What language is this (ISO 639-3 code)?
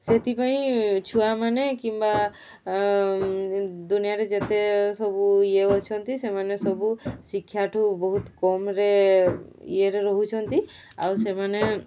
ori